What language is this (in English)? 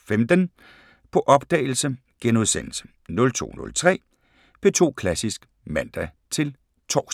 Danish